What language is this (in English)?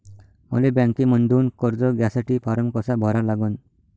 Marathi